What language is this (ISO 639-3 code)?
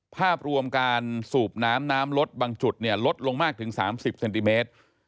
tha